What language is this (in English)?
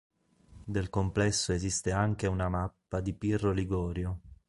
Italian